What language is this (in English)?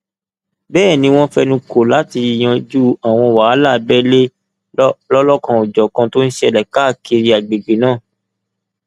Yoruba